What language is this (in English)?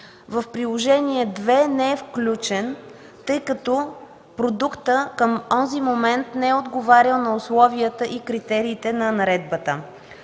Bulgarian